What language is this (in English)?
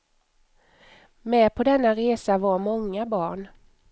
Swedish